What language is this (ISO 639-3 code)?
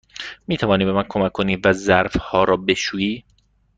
fas